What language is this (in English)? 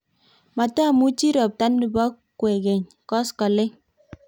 Kalenjin